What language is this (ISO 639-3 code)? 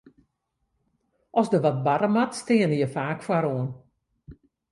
fry